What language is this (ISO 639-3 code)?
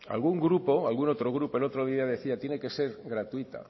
spa